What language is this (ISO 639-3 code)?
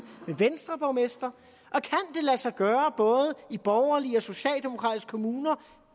dan